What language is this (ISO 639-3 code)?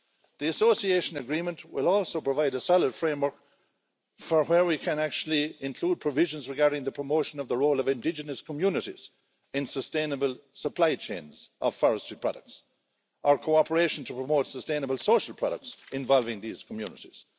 eng